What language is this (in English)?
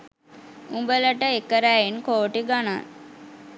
Sinhala